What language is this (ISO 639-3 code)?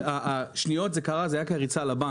heb